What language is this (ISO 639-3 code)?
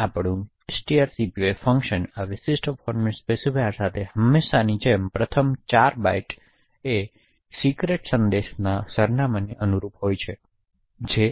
guj